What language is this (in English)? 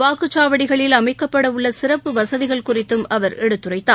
Tamil